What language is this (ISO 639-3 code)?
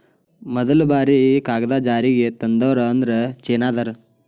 kan